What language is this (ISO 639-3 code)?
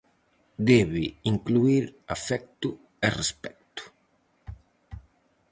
glg